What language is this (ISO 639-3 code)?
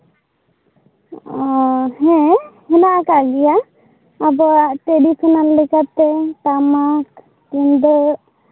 sat